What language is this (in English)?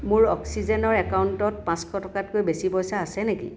Assamese